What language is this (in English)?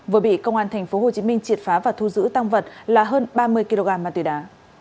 Vietnamese